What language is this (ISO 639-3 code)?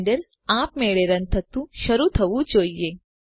guj